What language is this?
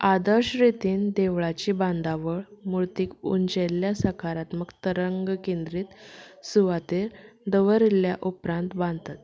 Konkani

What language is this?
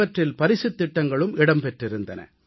Tamil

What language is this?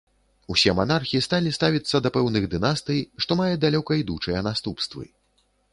Belarusian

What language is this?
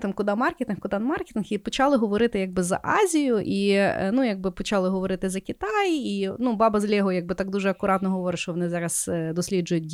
Ukrainian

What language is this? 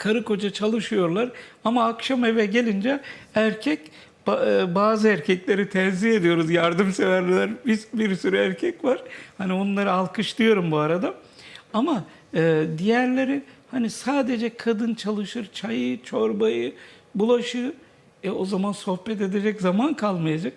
Turkish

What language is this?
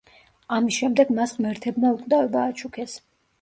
Georgian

